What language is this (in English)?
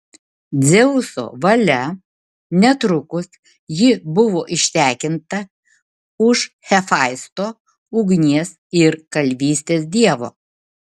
Lithuanian